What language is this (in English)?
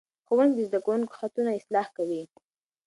Pashto